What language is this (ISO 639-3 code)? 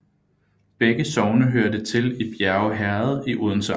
dan